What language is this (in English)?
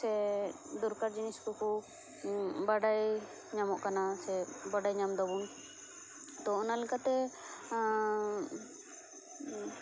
Santali